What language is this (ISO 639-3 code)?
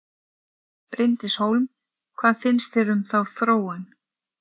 isl